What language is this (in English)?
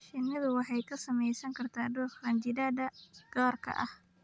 Somali